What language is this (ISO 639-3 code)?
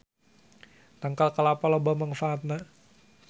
sun